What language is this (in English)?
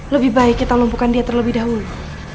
Indonesian